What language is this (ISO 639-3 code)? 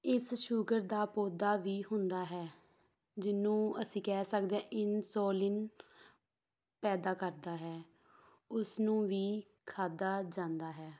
pan